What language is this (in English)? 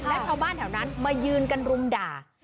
Thai